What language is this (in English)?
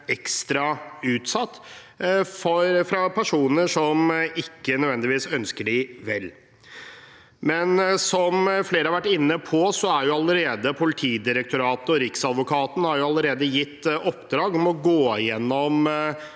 Norwegian